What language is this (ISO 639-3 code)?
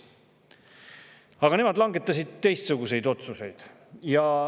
est